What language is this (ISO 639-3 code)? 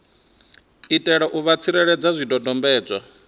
ven